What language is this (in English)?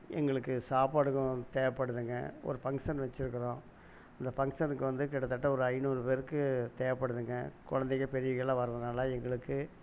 Tamil